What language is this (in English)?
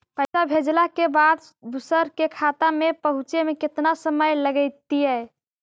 Magahi